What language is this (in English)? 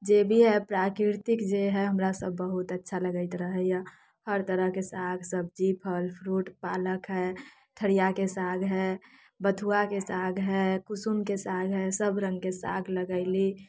Maithili